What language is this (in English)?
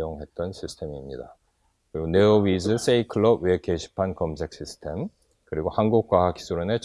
Korean